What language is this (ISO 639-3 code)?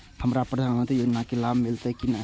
mai